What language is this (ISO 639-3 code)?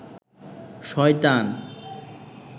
ben